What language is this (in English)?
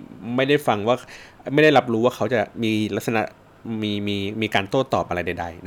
Thai